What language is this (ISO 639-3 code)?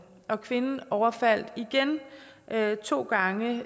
dan